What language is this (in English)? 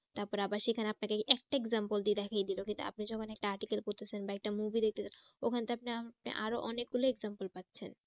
Bangla